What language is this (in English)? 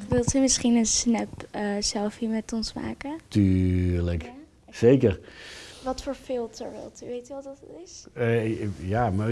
Dutch